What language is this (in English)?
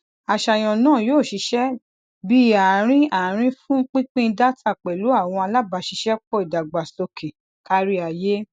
Yoruba